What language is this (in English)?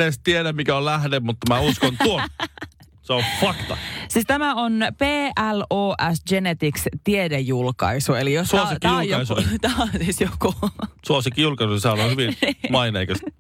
Finnish